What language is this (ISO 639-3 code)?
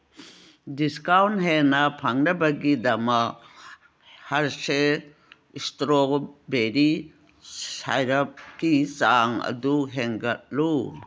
mni